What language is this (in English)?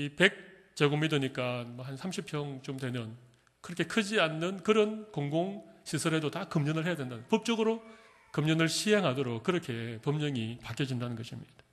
Korean